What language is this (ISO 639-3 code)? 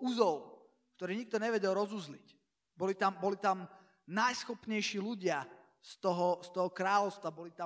slk